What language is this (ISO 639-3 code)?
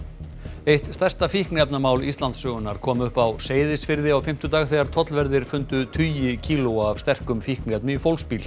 isl